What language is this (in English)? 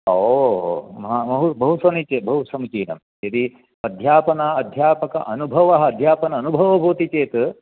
Sanskrit